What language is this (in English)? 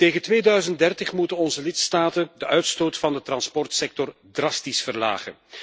Dutch